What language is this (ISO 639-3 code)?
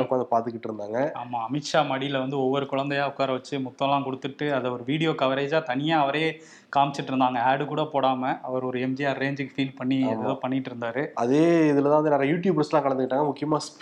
tam